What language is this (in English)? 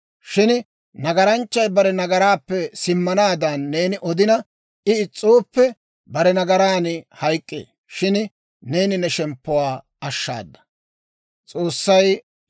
Dawro